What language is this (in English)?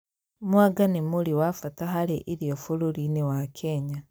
Kikuyu